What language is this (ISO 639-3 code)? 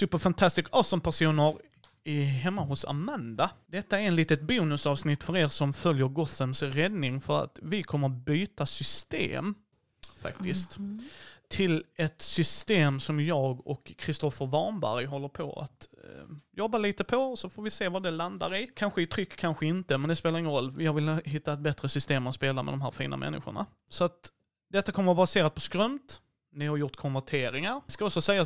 swe